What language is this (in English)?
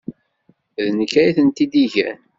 Kabyle